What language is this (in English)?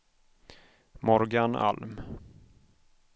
Swedish